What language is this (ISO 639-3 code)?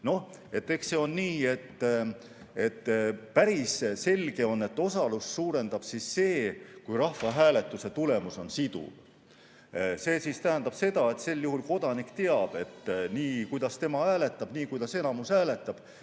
est